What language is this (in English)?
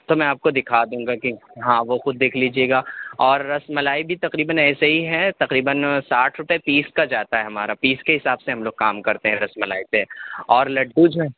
Urdu